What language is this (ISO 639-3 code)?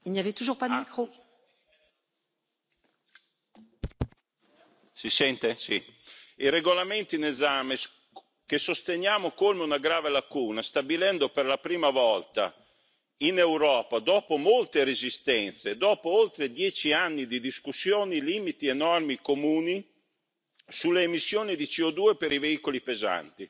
ita